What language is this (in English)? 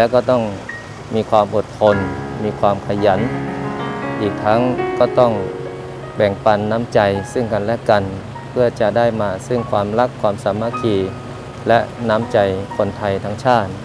Thai